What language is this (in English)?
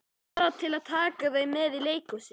Icelandic